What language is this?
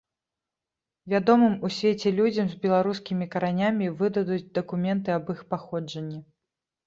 Belarusian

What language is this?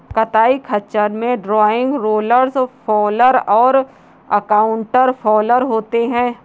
Hindi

